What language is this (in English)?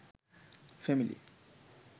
Bangla